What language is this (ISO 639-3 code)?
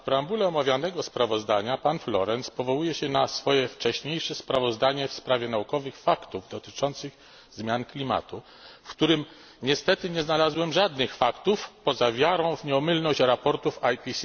pol